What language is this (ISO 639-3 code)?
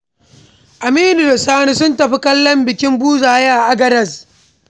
hau